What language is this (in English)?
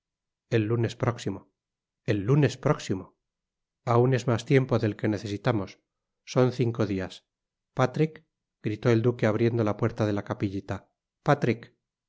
Spanish